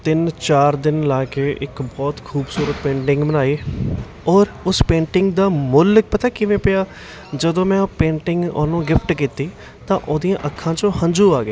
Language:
Punjabi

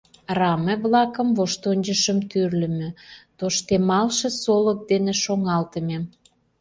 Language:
Mari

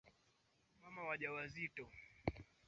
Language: Swahili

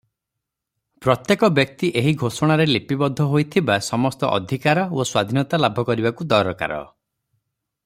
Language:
Odia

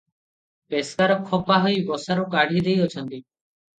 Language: Odia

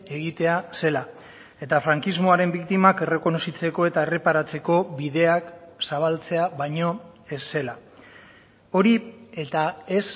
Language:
Basque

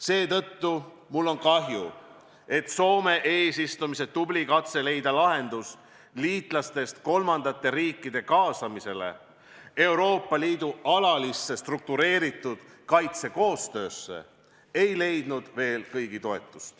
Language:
Estonian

